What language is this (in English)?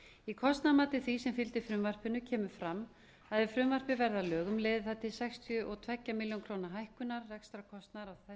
Icelandic